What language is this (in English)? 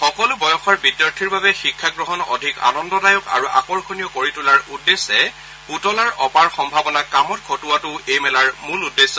Assamese